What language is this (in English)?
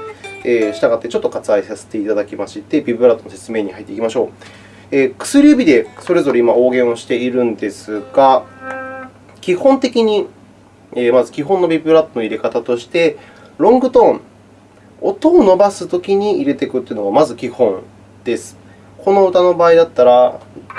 Japanese